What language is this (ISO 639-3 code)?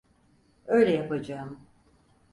tur